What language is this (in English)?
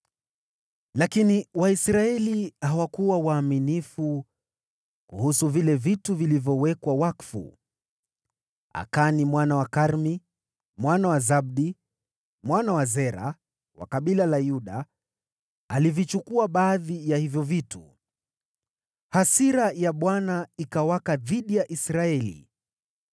Swahili